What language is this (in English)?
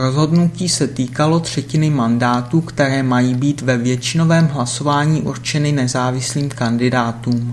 Czech